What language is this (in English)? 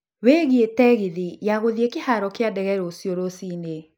Kikuyu